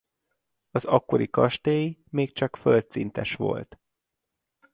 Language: Hungarian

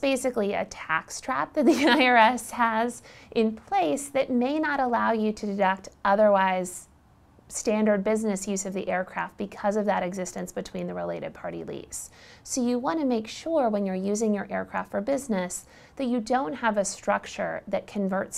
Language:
English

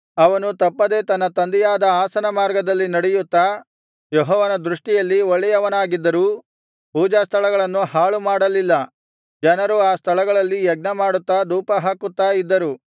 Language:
Kannada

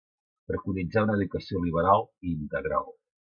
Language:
Catalan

